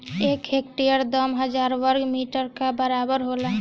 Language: Bhojpuri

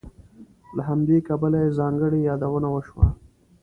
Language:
Pashto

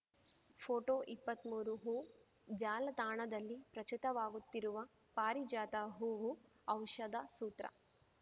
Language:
Kannada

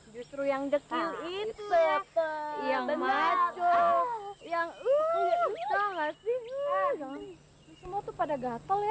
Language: Indonesian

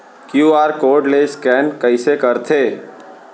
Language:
Chhattisgarhi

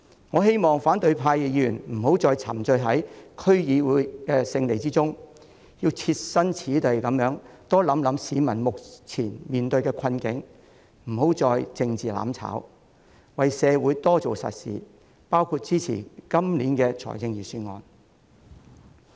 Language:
Cantonese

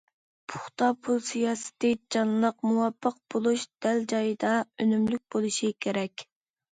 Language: Uyghur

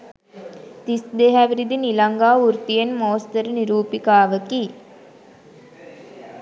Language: Sinhala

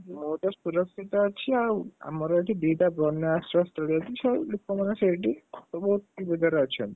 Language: Odia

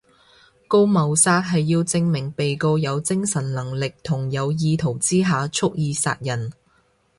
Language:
Cantonese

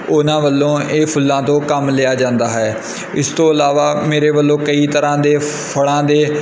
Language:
Punjabi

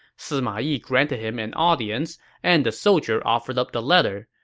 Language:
English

